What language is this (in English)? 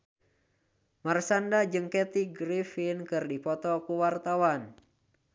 Sundanese